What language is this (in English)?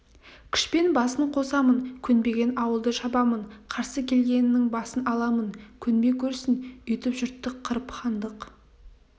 Kazakh